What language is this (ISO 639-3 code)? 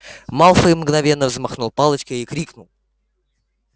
rus